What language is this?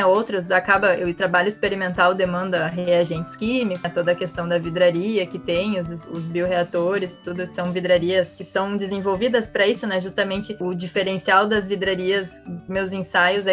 Portuguese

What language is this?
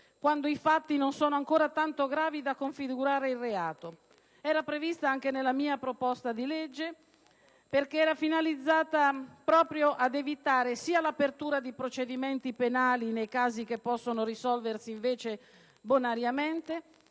Italian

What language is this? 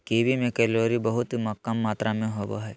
Magahi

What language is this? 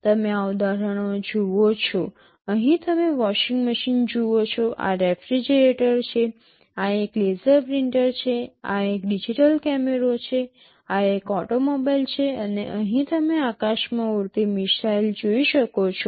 Gujarati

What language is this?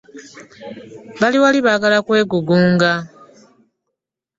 Ganda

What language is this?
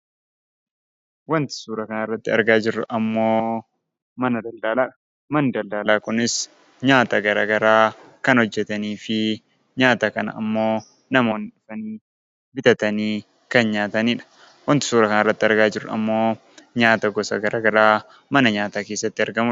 Oromo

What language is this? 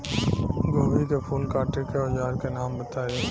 Bhojpuri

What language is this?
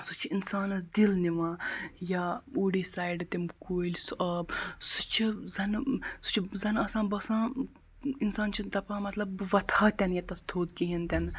Kashmiri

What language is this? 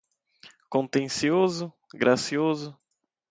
Portuguese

